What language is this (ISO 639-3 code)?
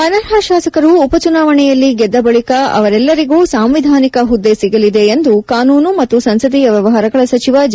kan